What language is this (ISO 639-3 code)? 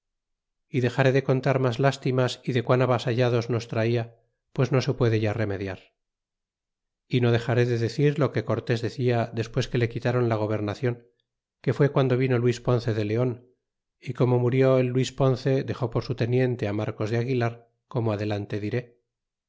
spa